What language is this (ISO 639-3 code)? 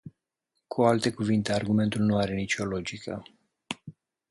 ron